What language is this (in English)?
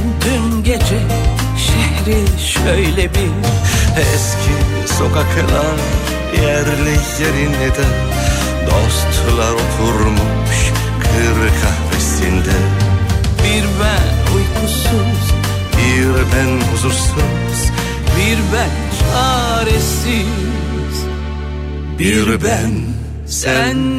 Turkish